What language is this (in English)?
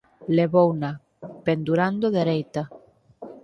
Galician